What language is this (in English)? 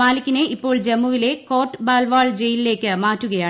Malayalam